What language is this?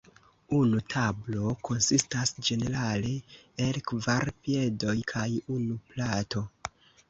Esperanto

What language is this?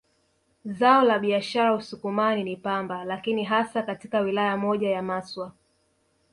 Swahili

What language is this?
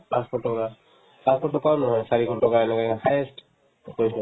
Assamese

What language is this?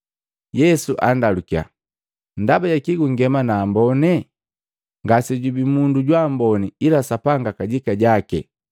Matengo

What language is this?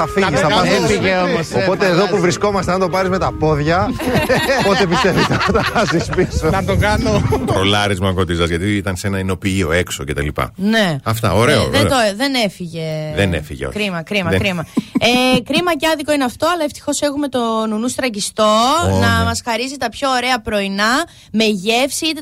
Greek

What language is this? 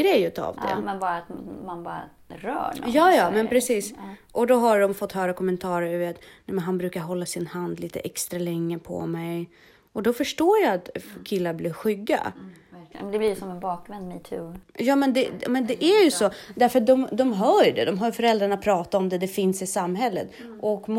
Swedish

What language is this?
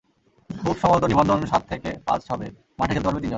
Bangla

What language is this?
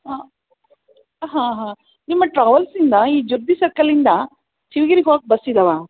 Kannada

